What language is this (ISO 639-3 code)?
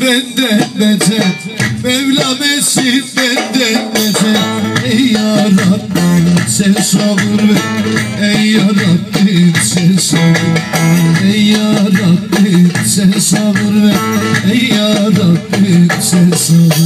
bul